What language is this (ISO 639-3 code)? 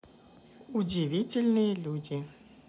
rus